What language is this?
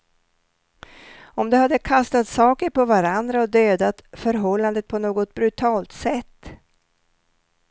Swedish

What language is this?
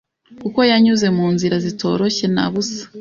Kinyarwanda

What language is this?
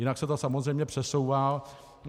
Czech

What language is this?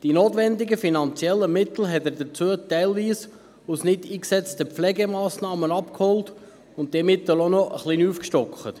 Swiss German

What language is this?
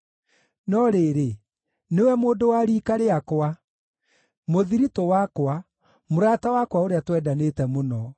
Kikuyu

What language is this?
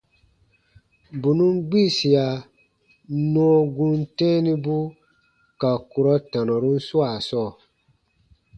Baatonum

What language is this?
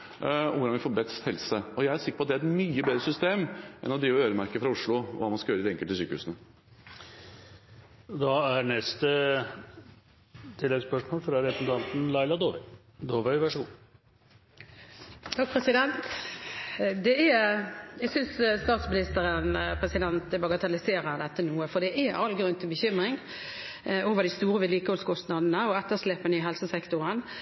Norwegian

